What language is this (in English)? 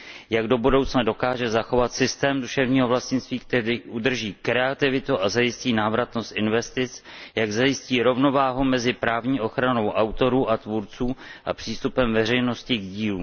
Czech